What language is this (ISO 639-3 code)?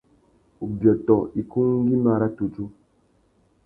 bag